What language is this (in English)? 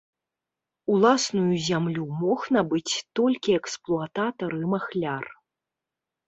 Belarusian